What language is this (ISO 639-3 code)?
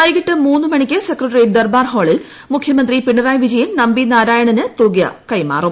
mal